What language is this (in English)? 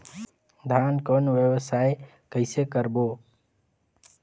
Chhattisgarhi